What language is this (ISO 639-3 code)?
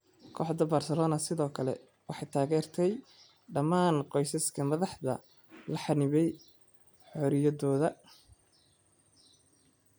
som